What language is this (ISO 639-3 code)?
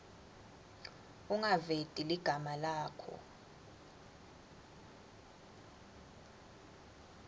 ssw